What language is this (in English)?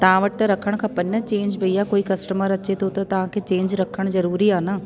Sindhi